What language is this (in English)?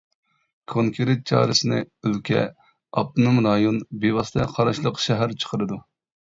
Uyghur